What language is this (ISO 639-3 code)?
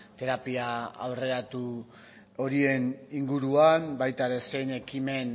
eus